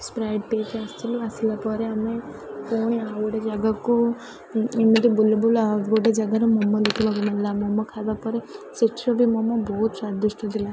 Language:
Odia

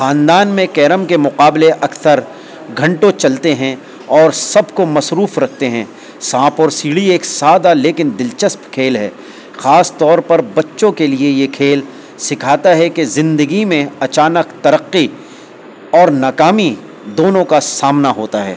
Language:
Urdu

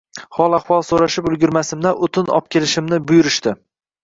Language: Uzbek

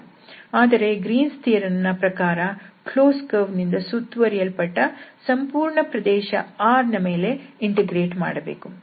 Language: Kannada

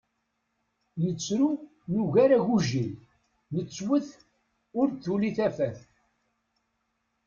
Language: Kabyle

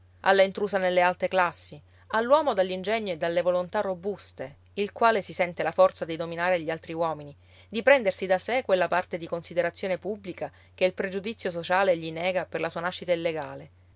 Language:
Italian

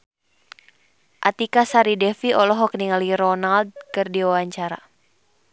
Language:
Sundanese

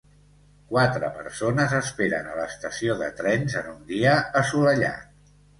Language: Catalan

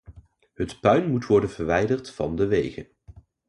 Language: Dutch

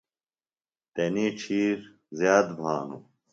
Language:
Phalura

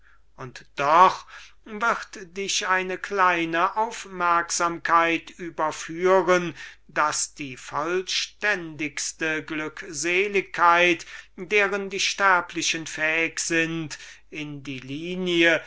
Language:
German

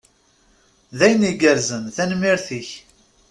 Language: Kabyle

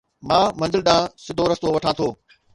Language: Sindhi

